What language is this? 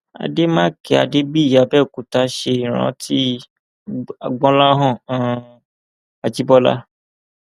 Yoruba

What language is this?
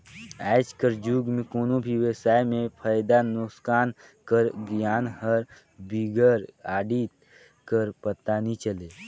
Chhattisgarhi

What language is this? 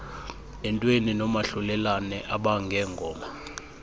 Xhosa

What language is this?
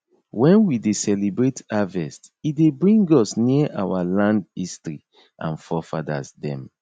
Nigerian Pidgin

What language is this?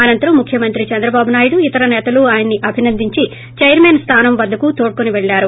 Telugu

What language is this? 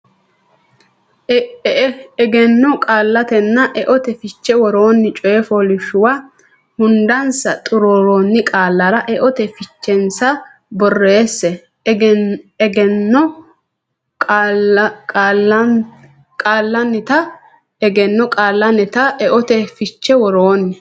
Sidamo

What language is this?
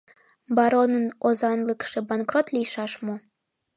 Mari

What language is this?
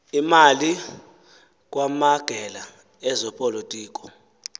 Xhosa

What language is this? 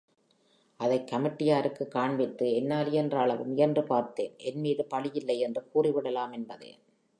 Tamil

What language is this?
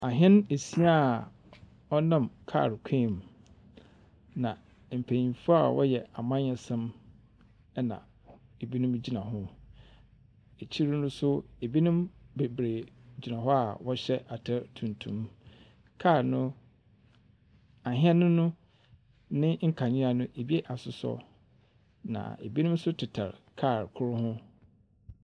Akan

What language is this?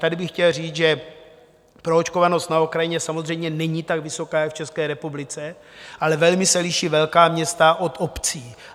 Czech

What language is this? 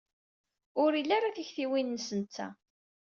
Kabyle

